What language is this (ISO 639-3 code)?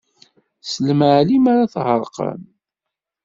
kab